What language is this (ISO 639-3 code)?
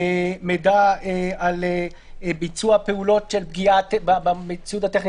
heb